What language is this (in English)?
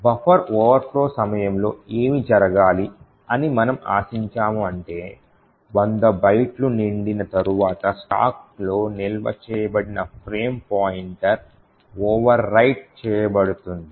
Telugu